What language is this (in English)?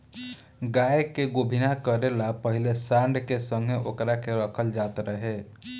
Bhojpuri